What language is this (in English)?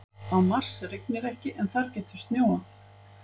Icelandic